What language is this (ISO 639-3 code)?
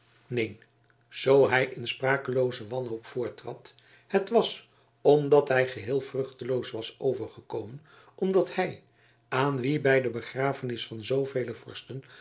nld